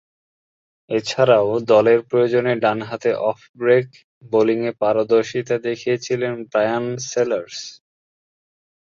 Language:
Bangla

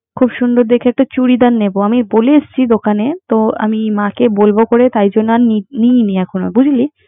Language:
Bangla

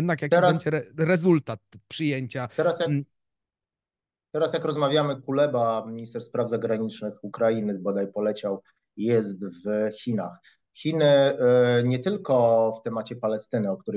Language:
Polish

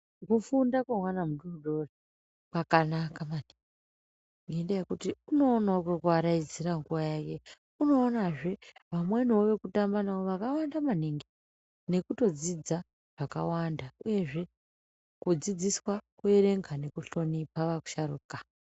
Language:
Ndau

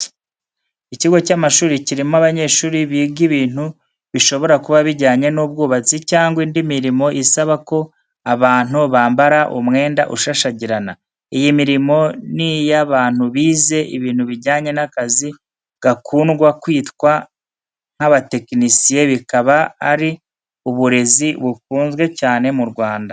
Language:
Kinyarwanda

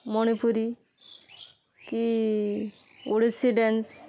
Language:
Odia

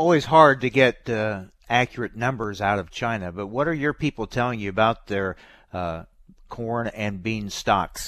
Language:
English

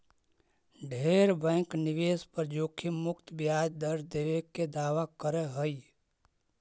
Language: Magahi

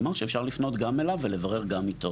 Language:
Hebrew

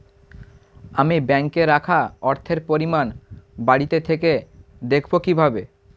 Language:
Bangla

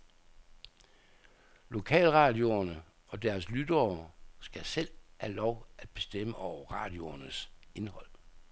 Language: Danish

